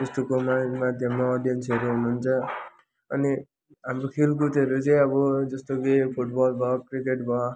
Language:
Nepali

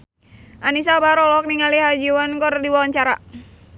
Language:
Sundanese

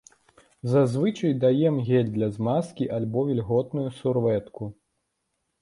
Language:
Belarusian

